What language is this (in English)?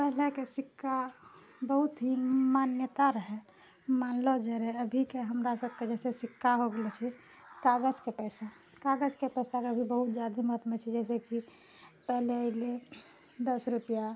Maithili